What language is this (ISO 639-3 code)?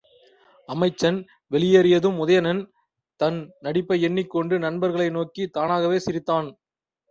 tam